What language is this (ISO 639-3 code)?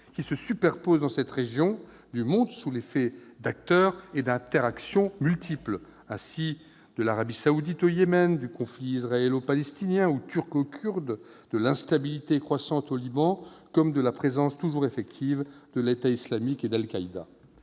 fra